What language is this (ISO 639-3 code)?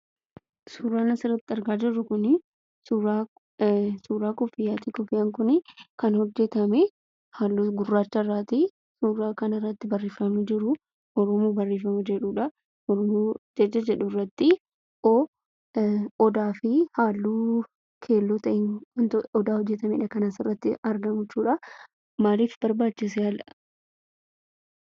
orm